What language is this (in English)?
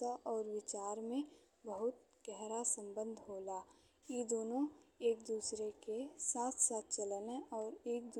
Bhojpuri